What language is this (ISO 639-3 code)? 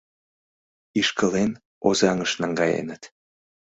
chm